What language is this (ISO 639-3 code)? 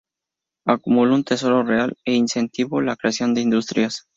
spa